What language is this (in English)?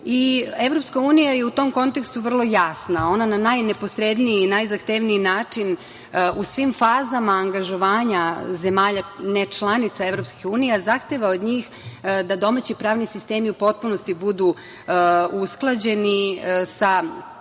Serbian